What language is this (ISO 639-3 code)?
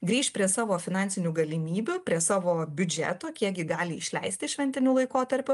lit